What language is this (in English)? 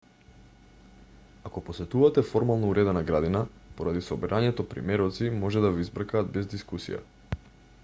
Macedonian